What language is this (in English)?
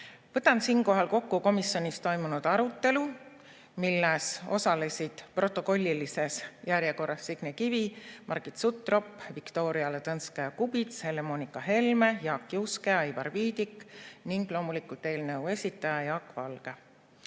Estonian